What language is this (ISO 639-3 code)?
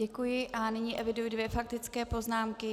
ces